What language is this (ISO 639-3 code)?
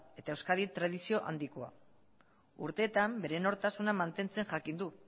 eus